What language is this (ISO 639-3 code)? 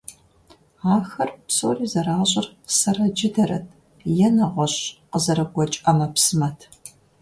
kbd